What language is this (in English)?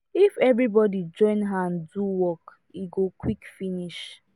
Nigerian Pidgin